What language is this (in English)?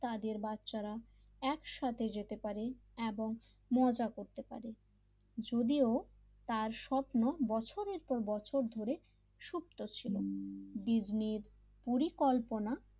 Bangla